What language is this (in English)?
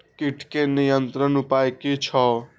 Maithili